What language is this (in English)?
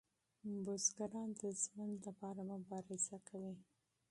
Pashto